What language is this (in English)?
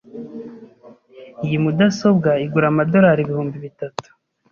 Kinyarwanda